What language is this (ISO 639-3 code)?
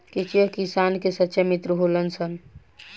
bho